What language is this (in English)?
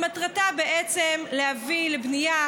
Hebrew